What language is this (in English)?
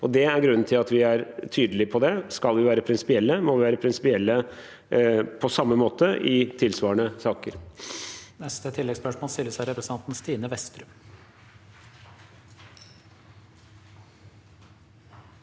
Norwegian